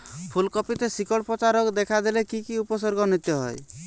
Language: Bangla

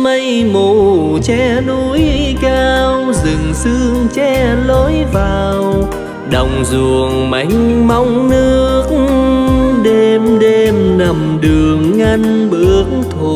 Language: Vietnamese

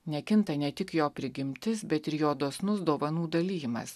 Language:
Lithuanian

